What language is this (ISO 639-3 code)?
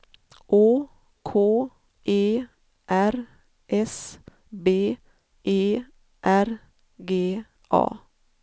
swe